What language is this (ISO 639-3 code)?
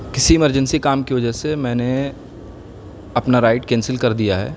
urd